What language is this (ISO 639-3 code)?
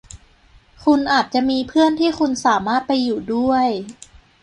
tha